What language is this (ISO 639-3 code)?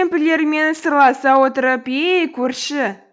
kaz